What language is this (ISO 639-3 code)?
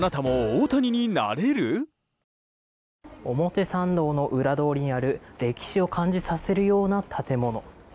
jpn